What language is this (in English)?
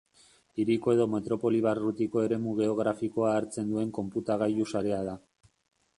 Basque